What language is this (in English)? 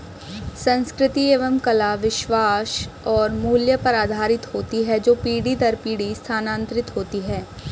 Hindi